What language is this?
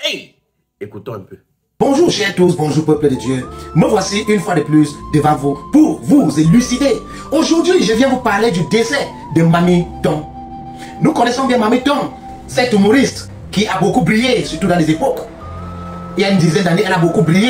French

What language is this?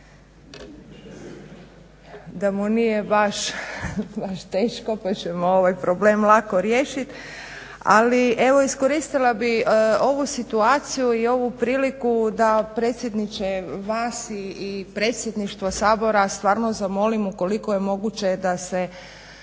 Croatian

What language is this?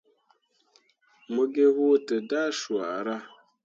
Mundang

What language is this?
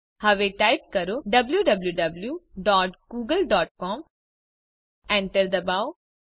Gujarati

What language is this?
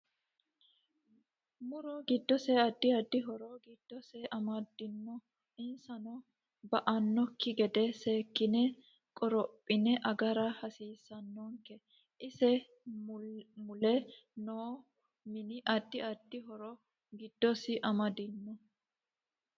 Sidamo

